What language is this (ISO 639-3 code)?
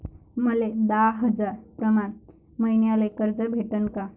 mar